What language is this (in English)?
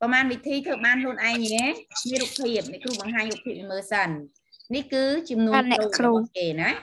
Thai